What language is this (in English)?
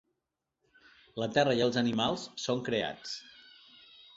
Catalan